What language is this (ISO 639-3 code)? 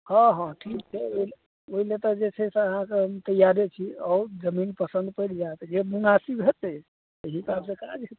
mai